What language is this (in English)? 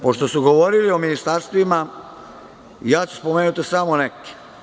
Serbian